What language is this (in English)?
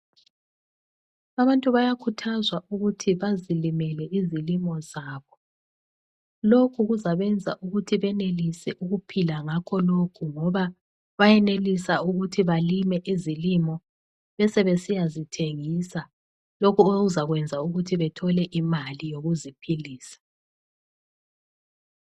North Ndebele